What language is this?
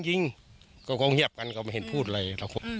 Thai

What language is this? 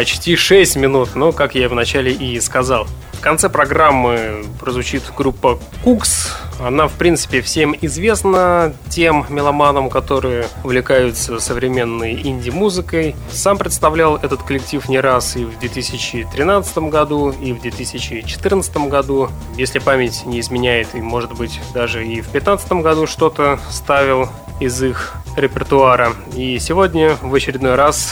Russian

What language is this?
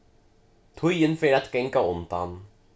Faroese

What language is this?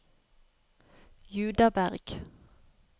Norwegian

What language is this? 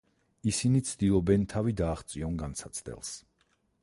Georgian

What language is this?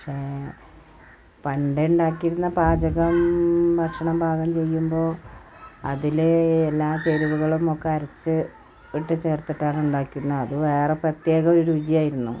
Malayalam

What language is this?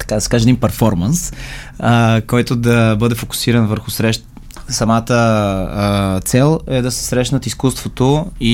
Bulgarian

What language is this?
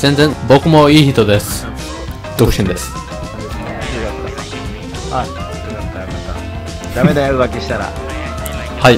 Japanese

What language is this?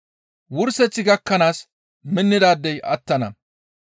Gamo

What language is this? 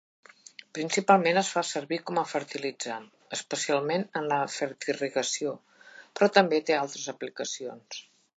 Catalan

